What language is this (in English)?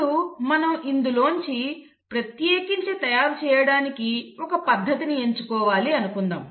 Telugu